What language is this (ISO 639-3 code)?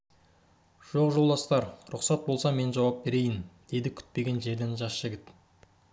kaz